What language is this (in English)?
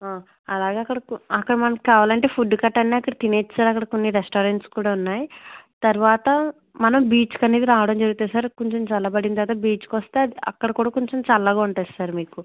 Telugu